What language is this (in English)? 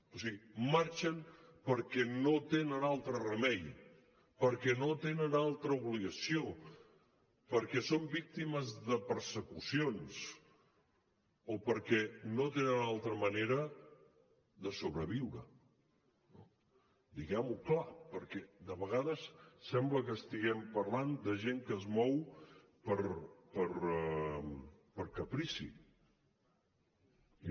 Catalan